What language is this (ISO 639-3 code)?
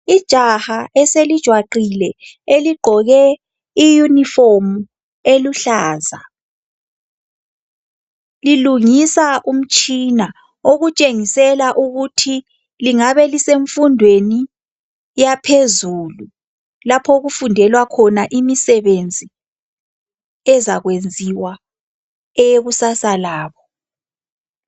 nde